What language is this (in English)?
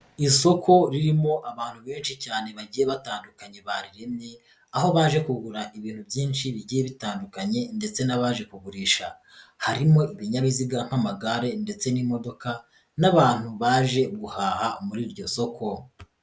Kinyarwanda